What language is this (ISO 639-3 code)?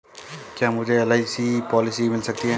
hin